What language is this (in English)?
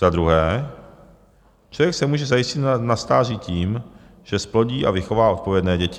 Czech